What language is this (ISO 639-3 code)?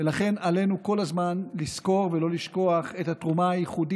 heb